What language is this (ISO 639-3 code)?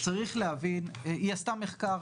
heb